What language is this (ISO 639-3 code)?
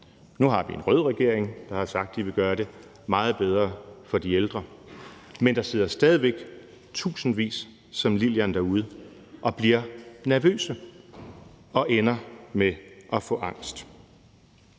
dan